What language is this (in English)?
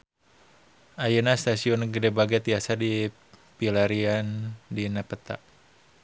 Sundanese